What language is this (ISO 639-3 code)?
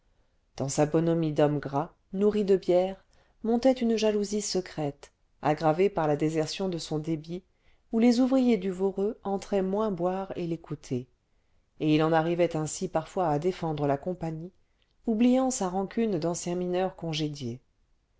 fra